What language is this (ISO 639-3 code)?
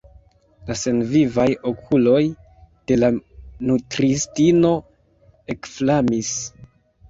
epo